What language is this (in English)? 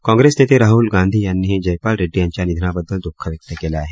Marathi